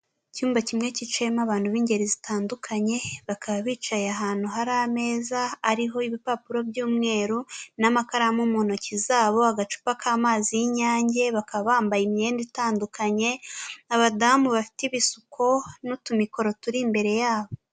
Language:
Kinyarwanda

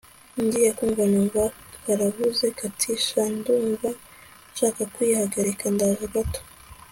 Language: Kinyarwanda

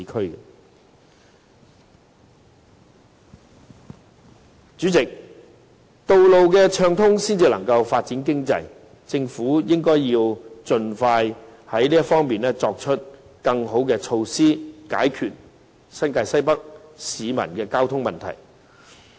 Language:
Cantonese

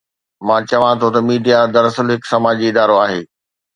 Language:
Sindhi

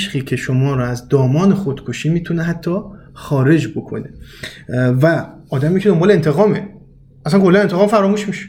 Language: Persian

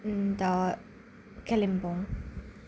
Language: Nepali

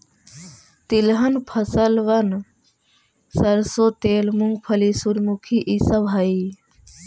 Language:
Magahi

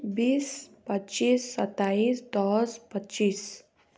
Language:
Nepali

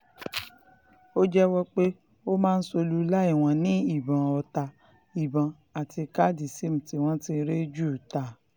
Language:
Yoruba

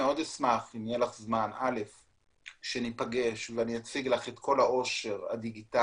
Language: Hebrew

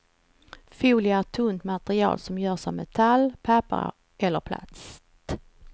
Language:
Swedish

